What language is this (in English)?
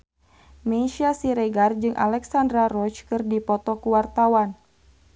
Sundanese